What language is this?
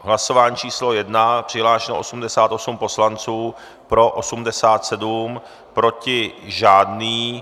Czech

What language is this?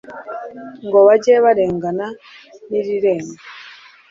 Kinyarwanda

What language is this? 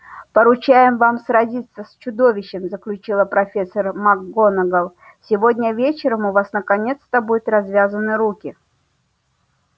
Russian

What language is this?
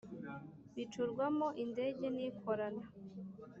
Kinyarwanda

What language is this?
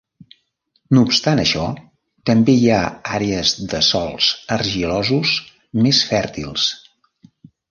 Catalan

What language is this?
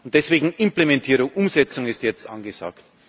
German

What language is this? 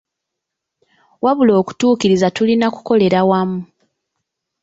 Ganda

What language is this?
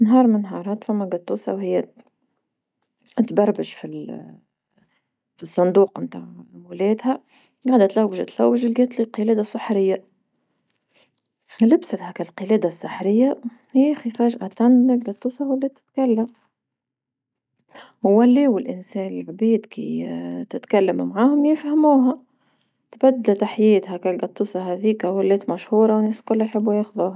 Tunisian Arabic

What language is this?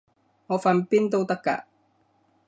Cantonese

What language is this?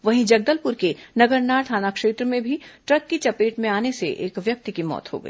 Hindi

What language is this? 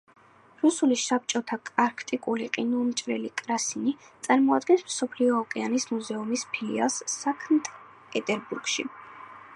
Georgian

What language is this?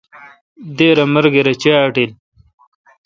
Kalkoti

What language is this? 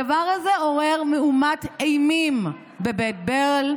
Hebrew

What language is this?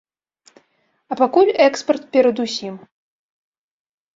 Belarusian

